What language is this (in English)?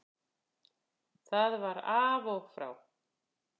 Icelandic